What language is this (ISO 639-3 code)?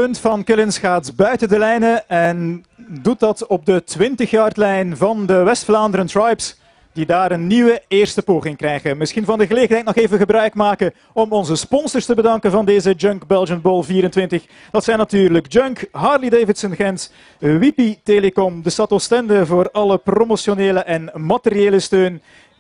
nld